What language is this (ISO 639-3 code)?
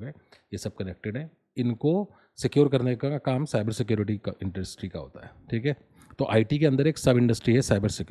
hin